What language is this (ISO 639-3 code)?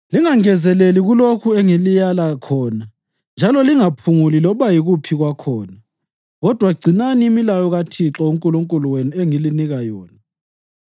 nde